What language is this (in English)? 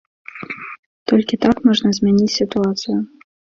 Belarusian